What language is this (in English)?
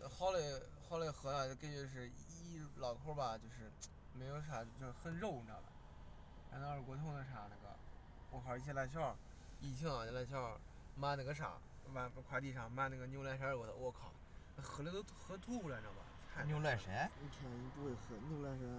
Chinese